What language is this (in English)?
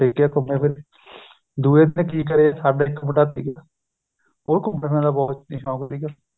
Punjabi